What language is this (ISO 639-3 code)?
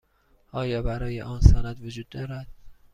fas